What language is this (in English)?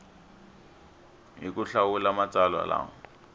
Tsonga